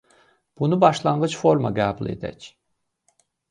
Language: Azerbaijani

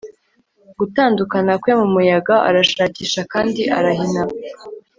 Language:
Kinyarwanda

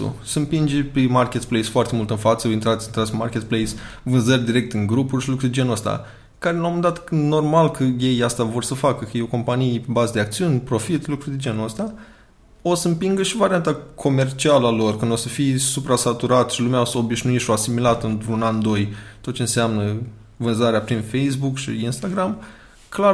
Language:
Romanian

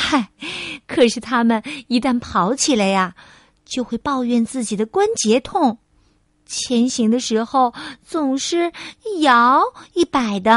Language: Chinese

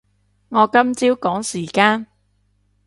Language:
Cantonese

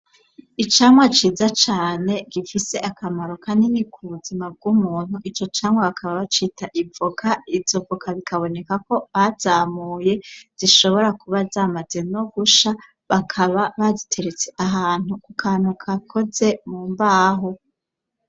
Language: Rundi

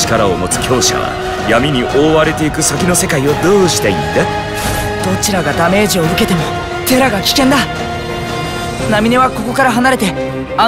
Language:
Japanese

